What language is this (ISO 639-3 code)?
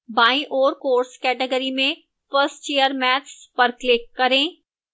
hin